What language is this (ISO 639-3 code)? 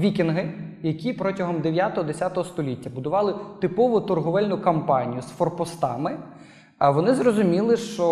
ukr